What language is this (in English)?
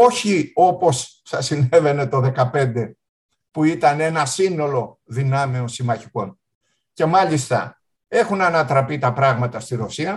Greek